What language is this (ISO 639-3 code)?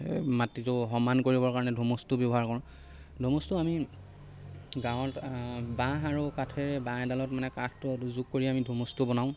asm